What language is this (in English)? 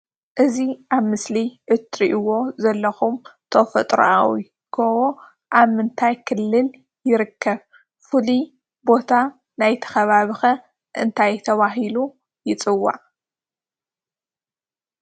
Tigrinya